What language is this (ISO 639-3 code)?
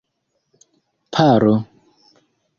epo